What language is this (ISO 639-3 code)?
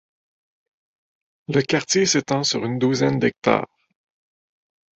fra